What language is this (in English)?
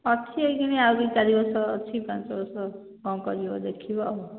Odia